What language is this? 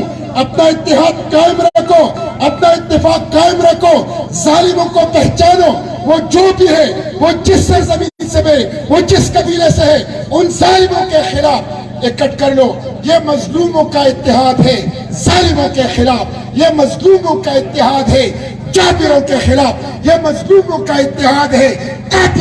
Urdu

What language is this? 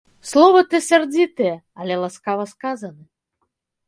Belarusian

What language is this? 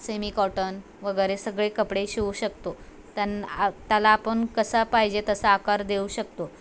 Marathi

